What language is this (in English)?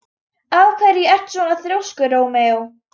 Icelandic